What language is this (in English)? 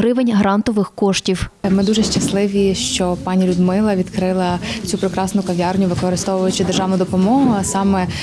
Ukrainian